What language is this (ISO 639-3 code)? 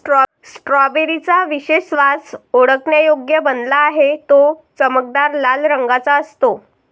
mar